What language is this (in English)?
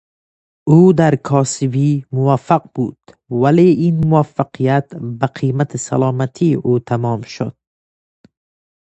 Persian